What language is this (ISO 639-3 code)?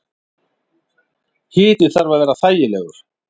isl